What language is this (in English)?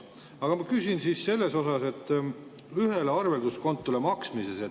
Estonian